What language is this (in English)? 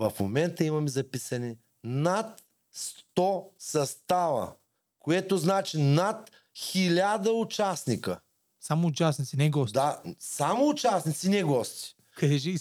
Bulgarian